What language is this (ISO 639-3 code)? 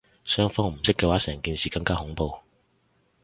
yue